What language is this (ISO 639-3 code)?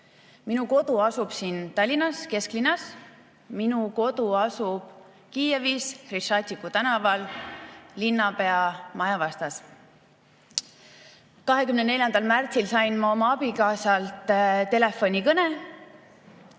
est